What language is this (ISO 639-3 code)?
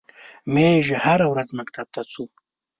pus